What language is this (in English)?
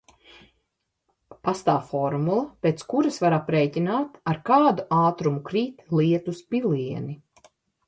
Latvian